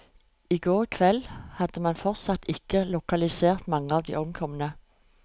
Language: Norwegian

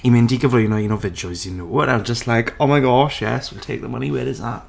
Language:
Welsh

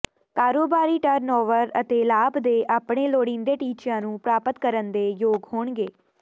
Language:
Punjabi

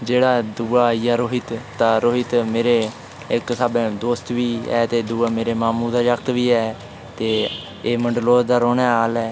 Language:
Dogri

